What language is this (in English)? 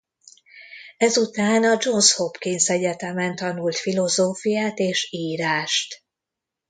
Hungarian